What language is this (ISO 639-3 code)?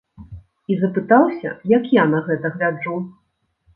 bel